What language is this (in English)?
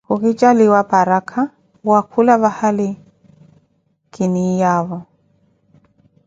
Koti